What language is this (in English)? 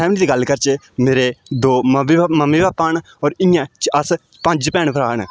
Dogri